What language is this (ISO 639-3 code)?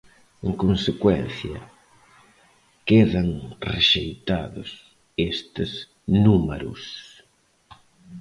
glg